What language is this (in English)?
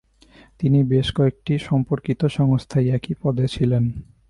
Bangla